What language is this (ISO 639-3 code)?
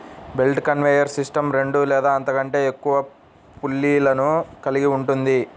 tel